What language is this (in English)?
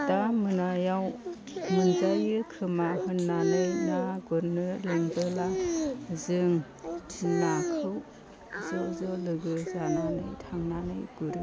Bodo